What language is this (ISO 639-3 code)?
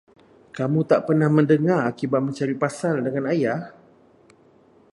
msa